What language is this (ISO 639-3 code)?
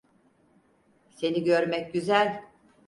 tur